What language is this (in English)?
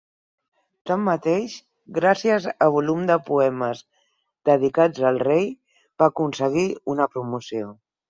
Catalan